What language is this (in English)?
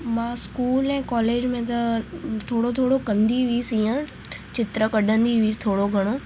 Sindhi